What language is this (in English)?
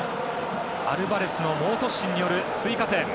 Japanese